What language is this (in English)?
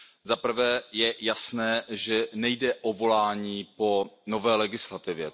Czech